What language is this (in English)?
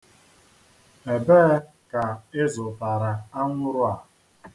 Igbo